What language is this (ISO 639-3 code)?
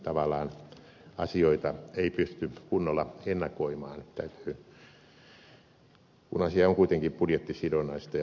fin